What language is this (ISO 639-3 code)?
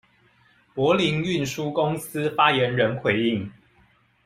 zho